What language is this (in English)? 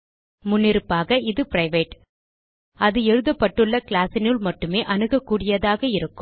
Tamil